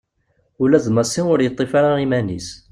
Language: Kabyle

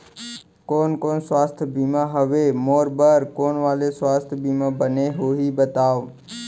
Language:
Chhattisgarhi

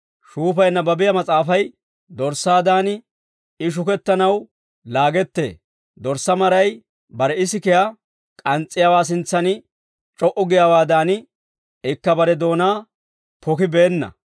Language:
Dawro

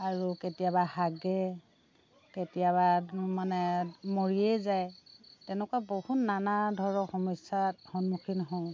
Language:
Assamese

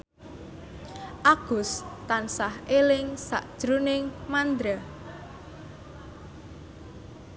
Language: Javanese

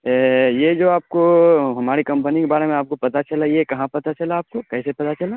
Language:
Urdu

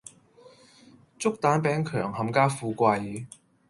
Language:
Cantonese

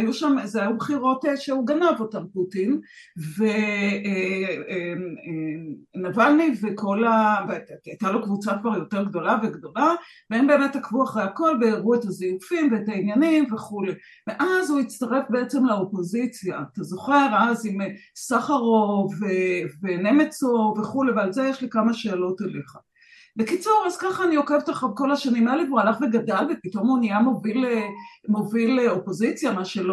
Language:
Hebrew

